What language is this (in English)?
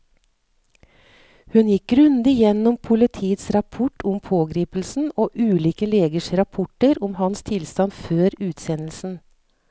Norwegian